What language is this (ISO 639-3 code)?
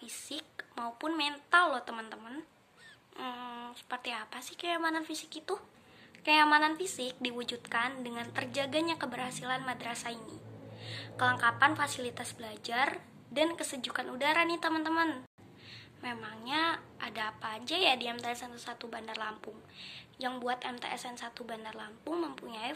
ind